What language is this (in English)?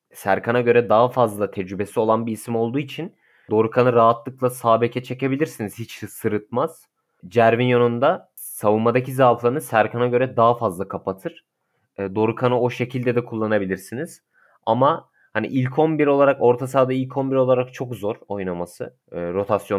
Turkish